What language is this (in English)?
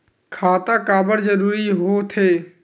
Chhattisgarhi